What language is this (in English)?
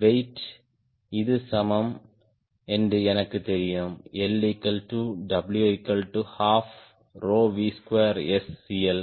Tamil